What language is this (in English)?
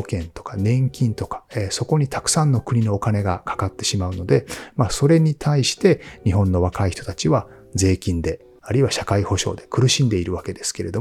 Japanese